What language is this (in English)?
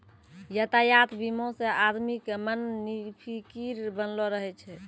Maithili